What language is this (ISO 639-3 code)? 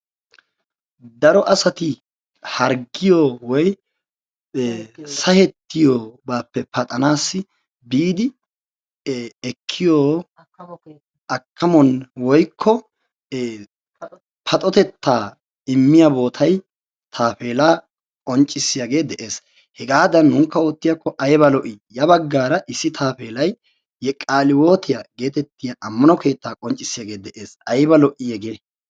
wal